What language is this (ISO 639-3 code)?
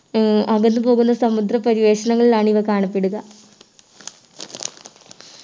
mal